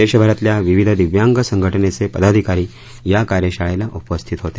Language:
Marathi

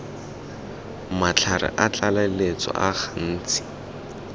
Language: Tswana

